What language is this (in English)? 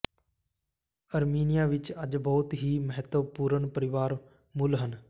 Punjabi